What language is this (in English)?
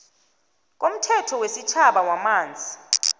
South Ndebele